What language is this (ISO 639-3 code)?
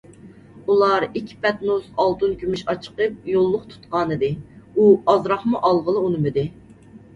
uig